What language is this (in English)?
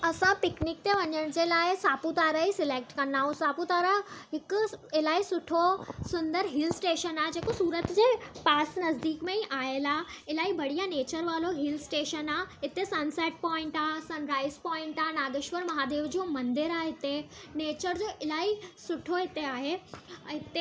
Sindhi